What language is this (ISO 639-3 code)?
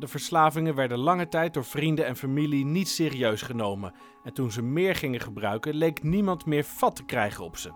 nld